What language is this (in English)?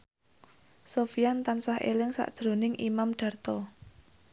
Javanese